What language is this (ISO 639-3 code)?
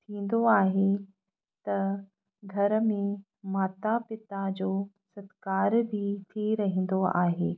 snd